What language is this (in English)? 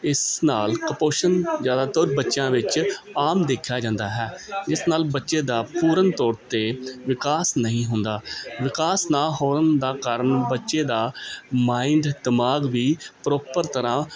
Punjabi